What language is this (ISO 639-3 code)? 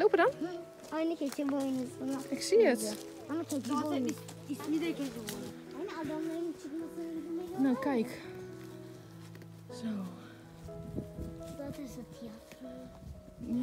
nld